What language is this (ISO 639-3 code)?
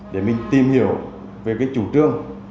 vie